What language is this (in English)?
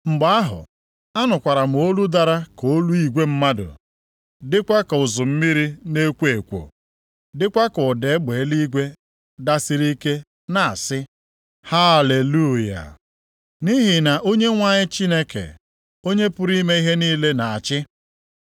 Igbo